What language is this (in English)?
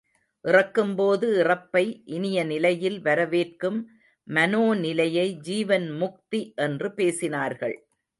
Tamil